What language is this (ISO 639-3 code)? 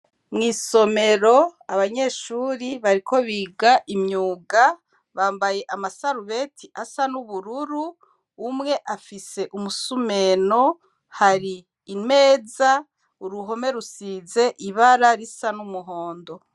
run